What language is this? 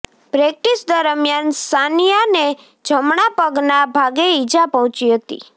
Gujarati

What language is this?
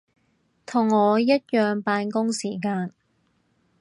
Cantonese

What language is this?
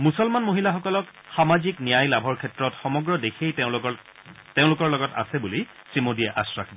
Assamese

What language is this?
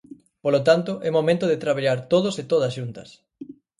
Galician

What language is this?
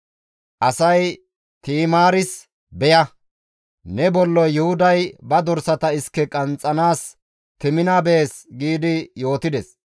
Gamo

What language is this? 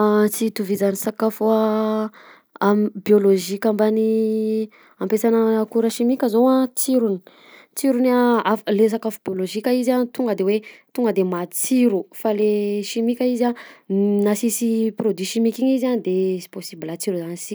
Southern Betsimisaraka Malagasy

